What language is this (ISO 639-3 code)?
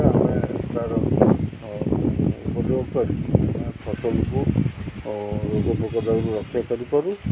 ori